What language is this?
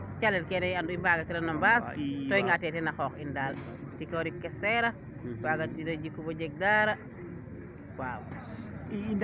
Serer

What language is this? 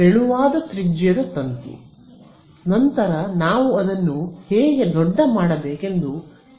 Kannada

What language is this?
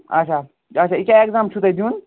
Kashmiri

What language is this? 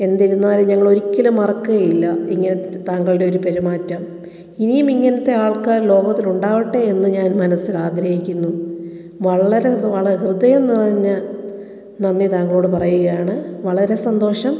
Malayalam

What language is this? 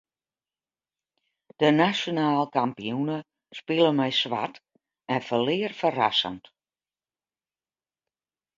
Western Frisian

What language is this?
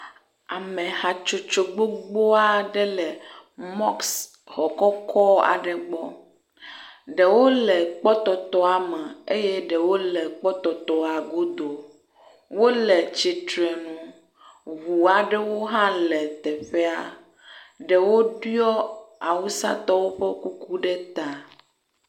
Ewe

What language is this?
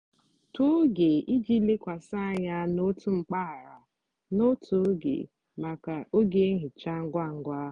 Igbo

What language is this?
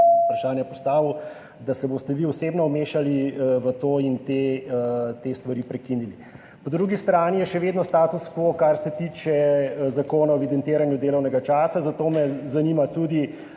Slovenian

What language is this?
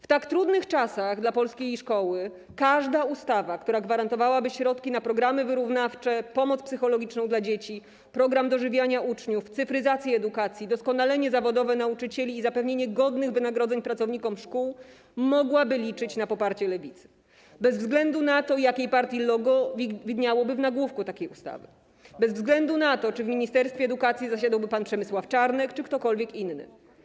Polish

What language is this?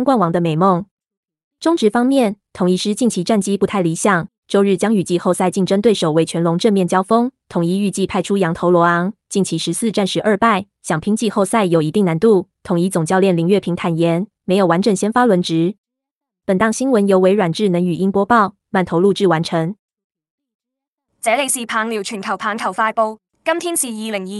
Chinese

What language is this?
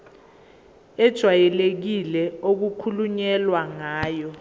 Zulu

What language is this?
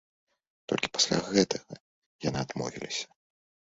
Belarusian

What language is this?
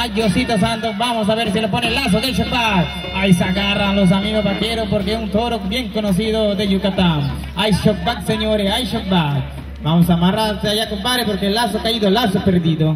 Spanish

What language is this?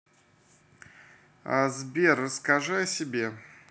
Russian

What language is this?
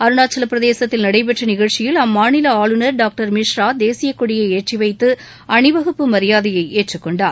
Tamil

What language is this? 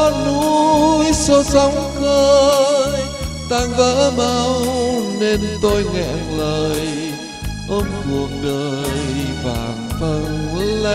Vietnamese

